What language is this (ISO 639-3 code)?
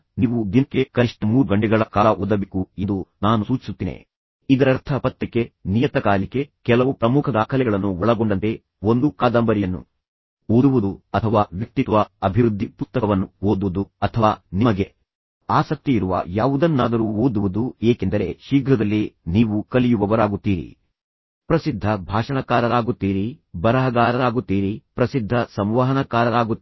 kan